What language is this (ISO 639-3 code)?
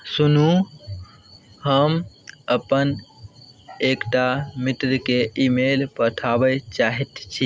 mai